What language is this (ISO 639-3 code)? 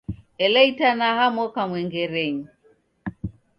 dav